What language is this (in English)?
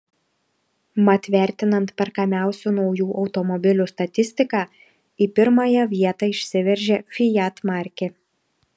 Lithuanian